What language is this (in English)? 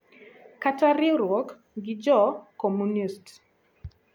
Luo (Kenya and Tanzania)